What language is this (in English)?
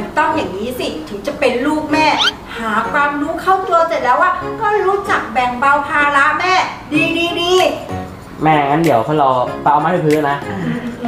Thai